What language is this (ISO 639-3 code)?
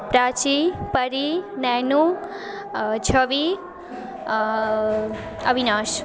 mai